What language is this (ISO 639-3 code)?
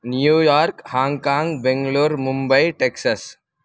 san